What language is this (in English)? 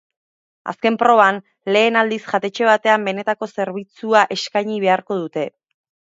Basque